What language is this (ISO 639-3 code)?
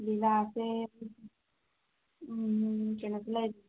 mni